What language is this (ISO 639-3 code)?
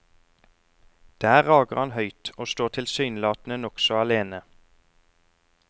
nor